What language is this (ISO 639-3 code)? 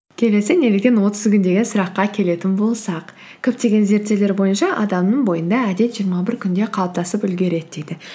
kaz